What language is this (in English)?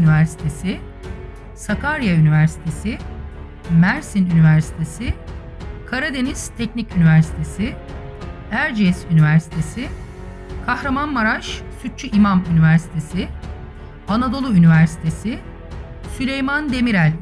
Turkish